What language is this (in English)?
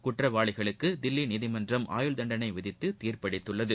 Tamil